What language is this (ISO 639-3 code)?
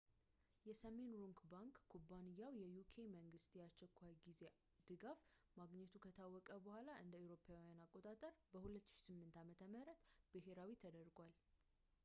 amh